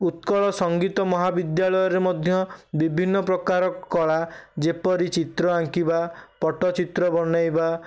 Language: Odia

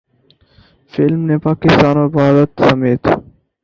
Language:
Urdu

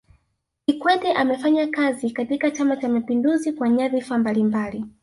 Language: Swahili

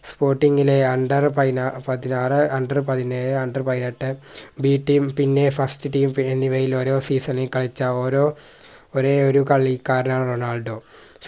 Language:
Malayalam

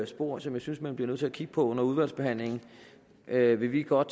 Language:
Danish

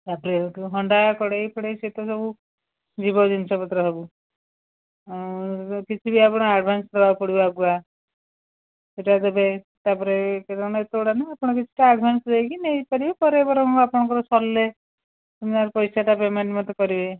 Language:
Odia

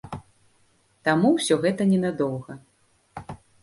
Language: Belarusian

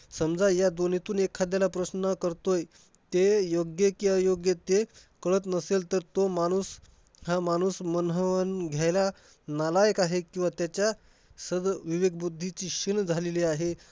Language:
Marathi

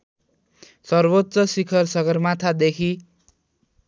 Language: Nepali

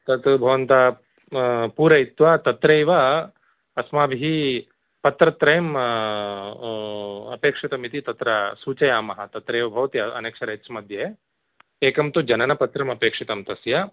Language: Sanskrit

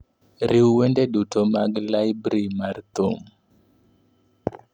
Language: Luo (Kenya and Tanzania)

